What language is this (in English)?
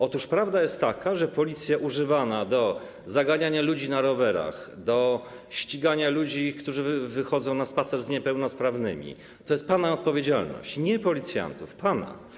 Polish